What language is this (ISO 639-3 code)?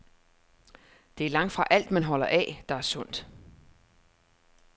dan